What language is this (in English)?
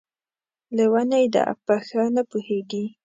Pashto